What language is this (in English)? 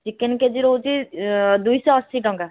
Odia